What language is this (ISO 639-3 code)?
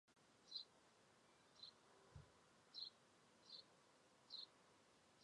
zho